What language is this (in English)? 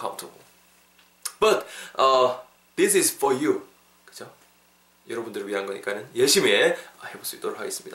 Korean